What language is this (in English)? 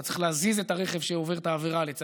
Hebrew